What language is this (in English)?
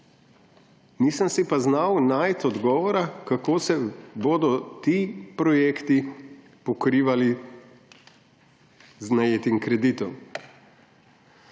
Slovenian